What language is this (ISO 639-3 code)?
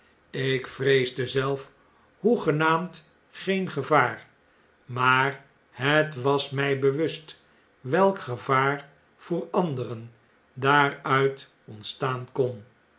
nld